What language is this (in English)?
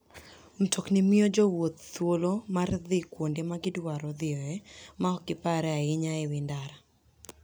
Luo (Kenya and Tanzania)